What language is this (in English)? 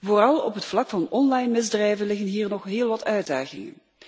Dutch